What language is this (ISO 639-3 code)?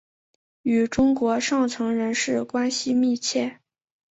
zho